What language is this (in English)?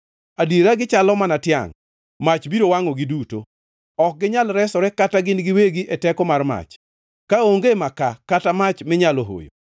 Luo (Kenya and Tanzania)